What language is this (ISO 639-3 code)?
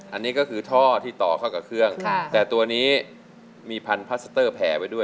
tha